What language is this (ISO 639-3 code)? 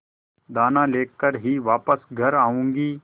hin